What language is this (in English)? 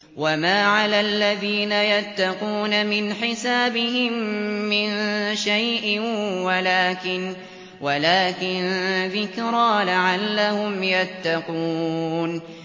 Arabic